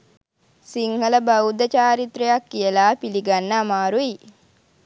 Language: Sinhala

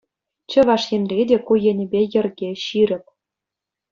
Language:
Chuvash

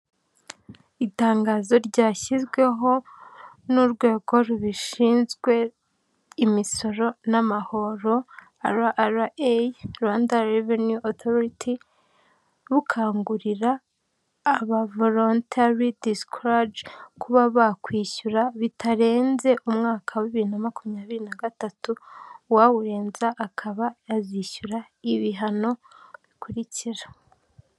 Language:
Kinyarwanda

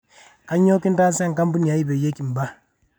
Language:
Masai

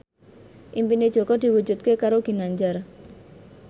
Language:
Javanese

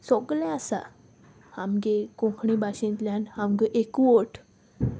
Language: Konkani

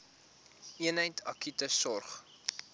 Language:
Afrikaans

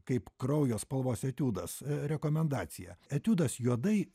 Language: Lithuanian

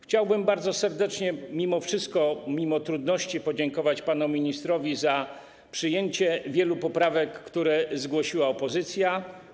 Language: Polish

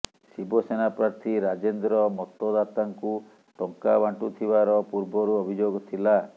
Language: Odia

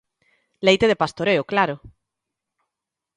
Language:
Galician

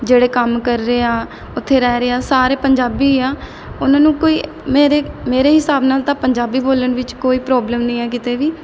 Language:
Punjabi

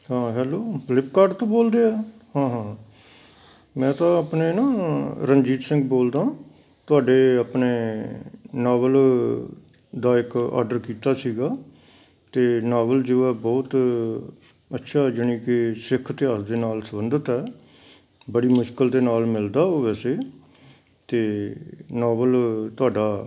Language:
Punjabi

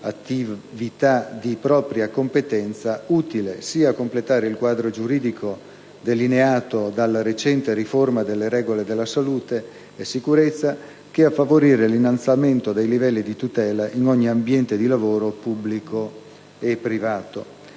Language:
Italian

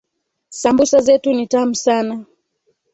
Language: Swahili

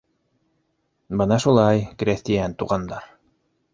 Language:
Bashkir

